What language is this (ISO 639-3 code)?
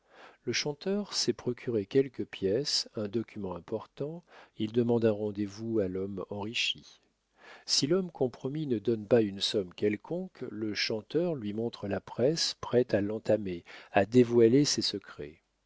fra